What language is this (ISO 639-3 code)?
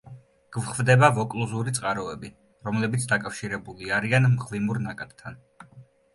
kat